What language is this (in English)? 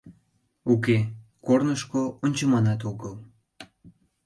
Mari